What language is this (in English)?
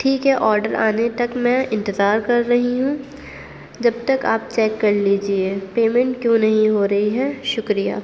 Urdu